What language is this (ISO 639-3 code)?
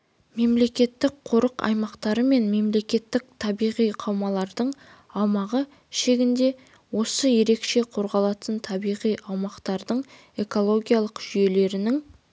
kaz